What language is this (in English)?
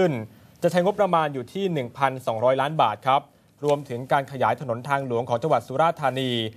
Thai